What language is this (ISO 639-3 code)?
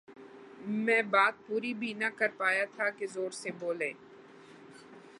urd